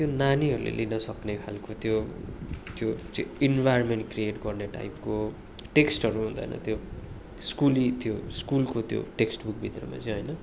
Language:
Nepali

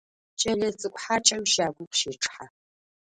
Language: Adyghe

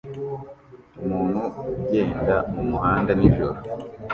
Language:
Kinyarwanda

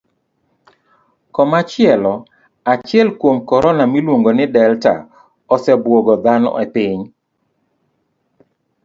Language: Luo (Kenya and Tanzania)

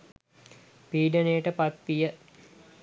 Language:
Sinhala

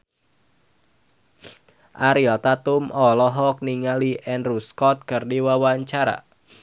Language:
Sundanese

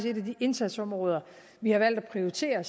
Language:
Danish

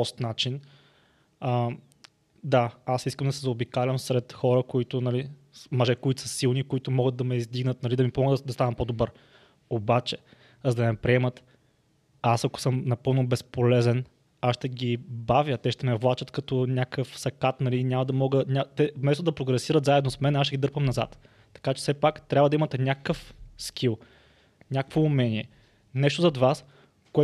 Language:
Bulgarian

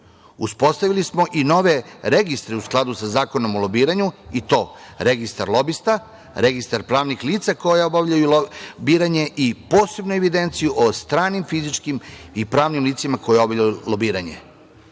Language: Serbian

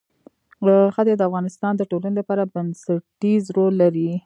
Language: Pashto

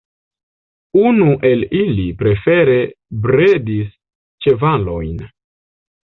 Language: Esperanto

